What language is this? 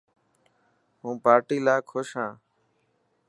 Dhatki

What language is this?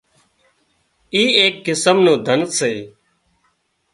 Wadiyara Koli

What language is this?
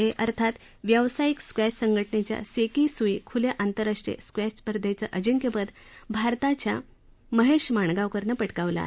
Marathi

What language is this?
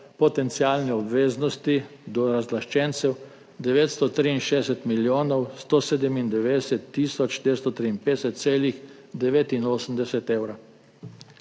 Slovenian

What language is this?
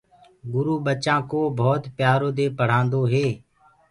Gurgula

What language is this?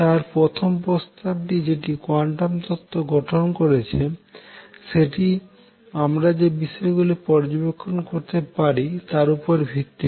Bangla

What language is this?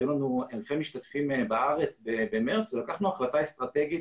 Hebrew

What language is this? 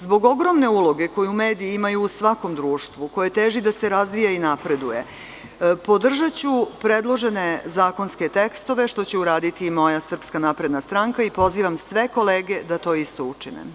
Serbian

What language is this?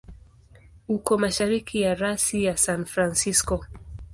Swahili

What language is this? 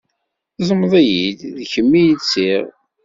Kabyle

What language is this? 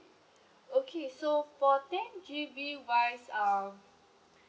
English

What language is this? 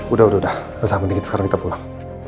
Indonesian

